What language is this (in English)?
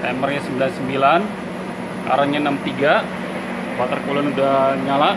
Indonesian